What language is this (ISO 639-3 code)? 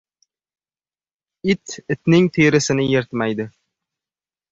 uzb